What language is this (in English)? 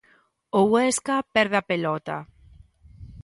Galician